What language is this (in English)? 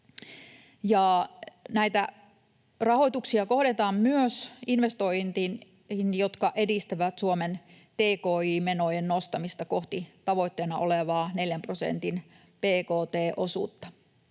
Finnish